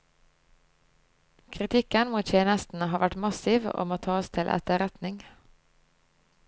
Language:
Norwegian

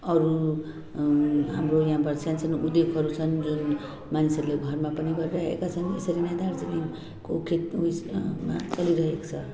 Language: Nepali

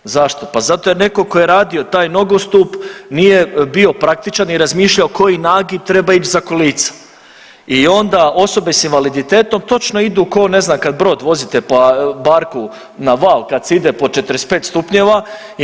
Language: Croatian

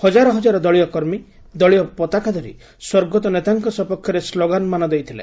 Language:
Odia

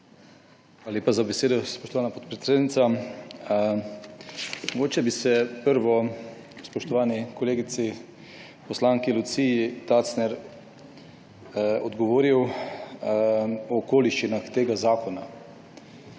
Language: Slovenian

